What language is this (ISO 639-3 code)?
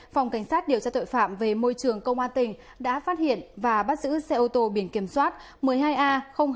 vie